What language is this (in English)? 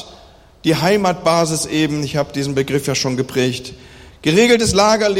German